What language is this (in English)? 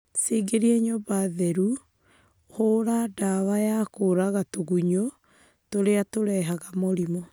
Kikuyu